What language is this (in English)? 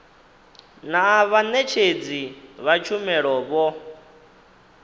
Venda